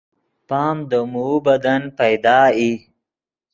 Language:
Yidgha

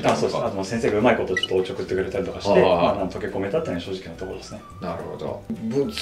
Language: Japanese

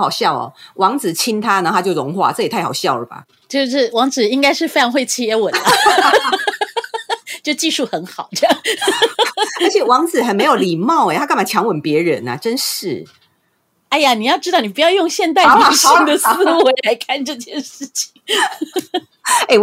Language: Chinese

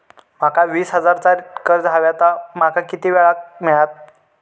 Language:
Marathi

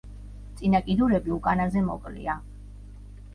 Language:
Georgian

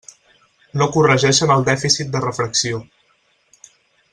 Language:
Catalan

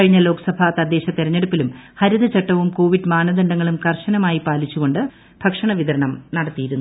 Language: Malayalam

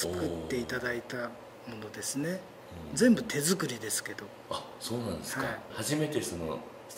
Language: Japanese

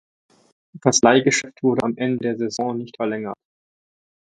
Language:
German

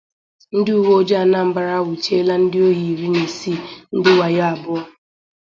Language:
Igbo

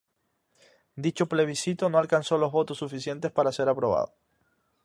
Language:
Spanish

